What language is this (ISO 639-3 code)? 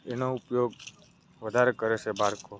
guj